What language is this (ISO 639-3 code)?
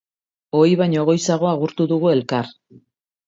eus